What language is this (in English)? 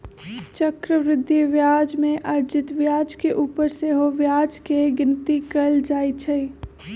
Magahi